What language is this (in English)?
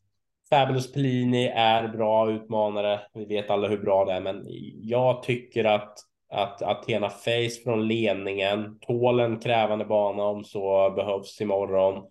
Swedish